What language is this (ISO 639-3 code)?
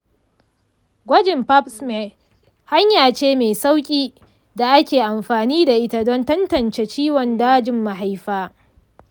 hau